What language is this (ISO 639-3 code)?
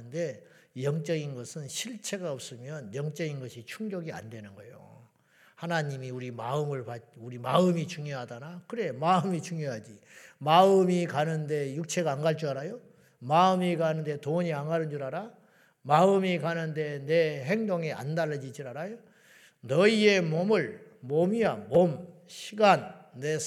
kor